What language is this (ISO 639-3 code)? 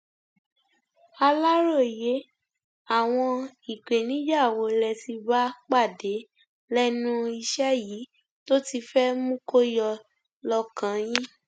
yor